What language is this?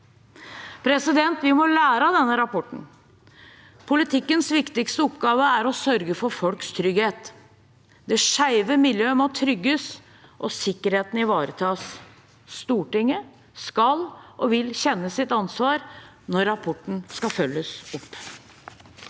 Norwegian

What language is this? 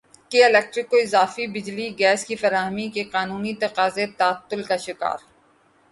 Urdu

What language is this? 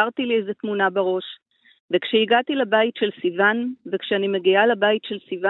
Hebrew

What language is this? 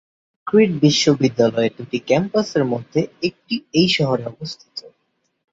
Bangla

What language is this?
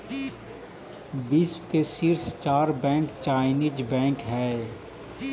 Magahi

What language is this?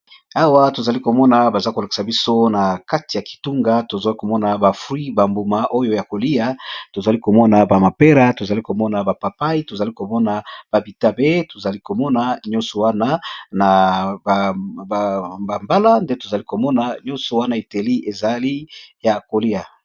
Lingala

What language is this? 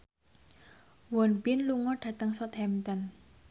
Javanese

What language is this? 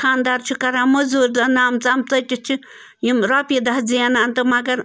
Kashmiri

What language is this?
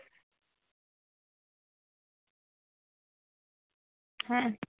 Santali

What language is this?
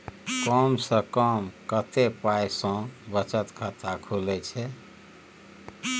Maithili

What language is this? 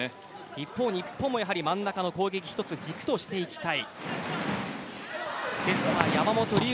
Japanese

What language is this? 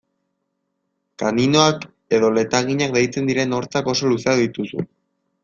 Basque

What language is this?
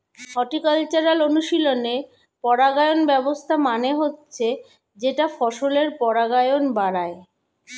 Bangla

